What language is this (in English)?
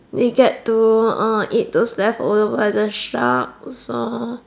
English